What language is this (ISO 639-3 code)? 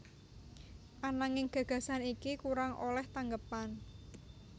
jav